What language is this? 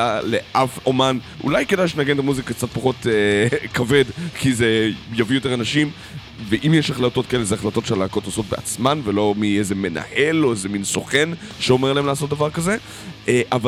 Hebrew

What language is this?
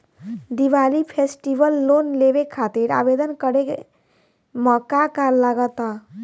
Bhojpuri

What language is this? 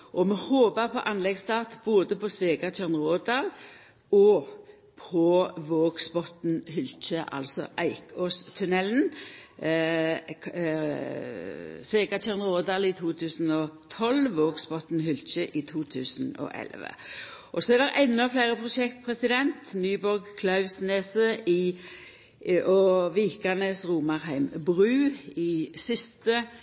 Norwegian Nynorsk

